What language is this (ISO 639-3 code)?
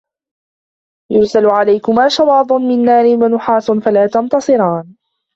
ara